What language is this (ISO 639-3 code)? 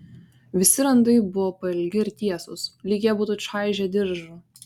lit